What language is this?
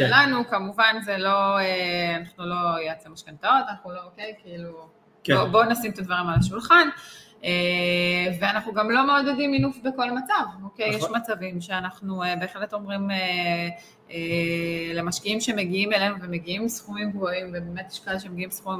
Hebrew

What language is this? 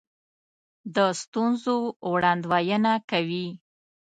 Pashto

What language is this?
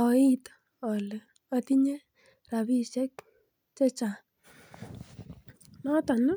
Kalenjin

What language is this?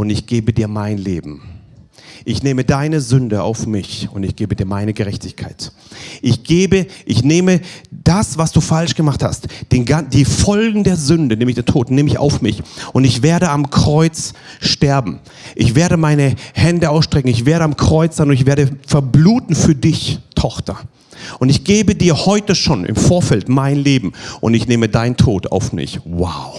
German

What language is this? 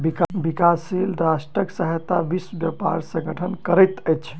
Maithili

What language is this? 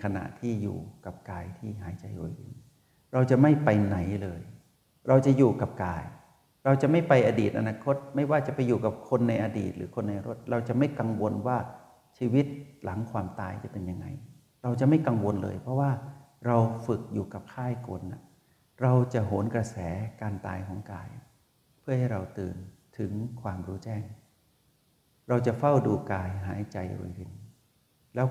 Thai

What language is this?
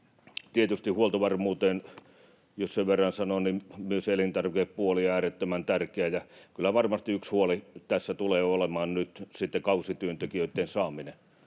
Finnish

